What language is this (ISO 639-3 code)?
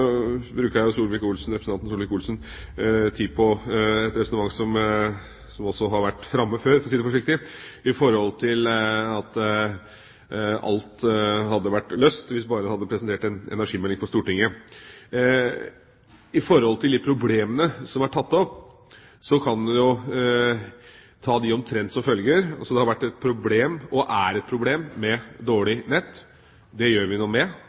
nob